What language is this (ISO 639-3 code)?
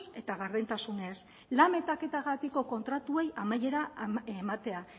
eus